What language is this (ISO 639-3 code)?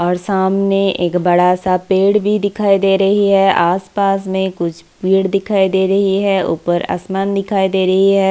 hin